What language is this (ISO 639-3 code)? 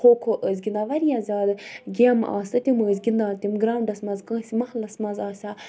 kas